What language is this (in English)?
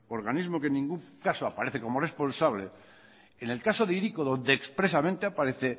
Spanish